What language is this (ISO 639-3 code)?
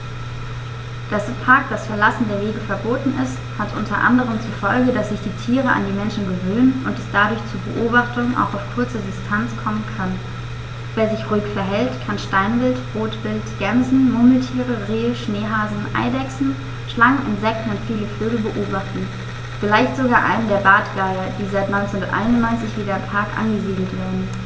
deu